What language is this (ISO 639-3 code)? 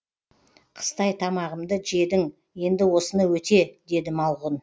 kaz